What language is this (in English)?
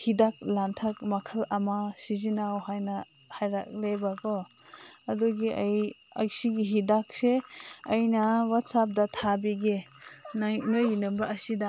Manipuri